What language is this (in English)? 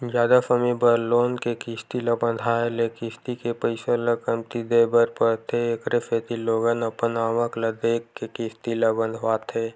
Chhattisgarhi